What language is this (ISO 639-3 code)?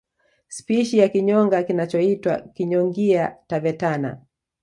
swa